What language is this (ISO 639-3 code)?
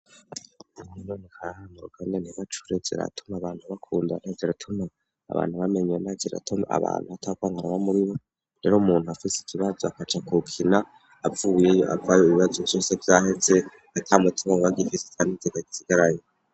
run